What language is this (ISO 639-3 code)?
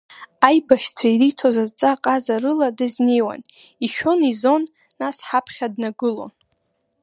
abk